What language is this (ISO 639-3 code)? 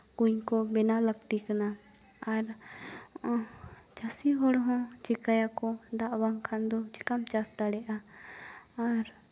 sat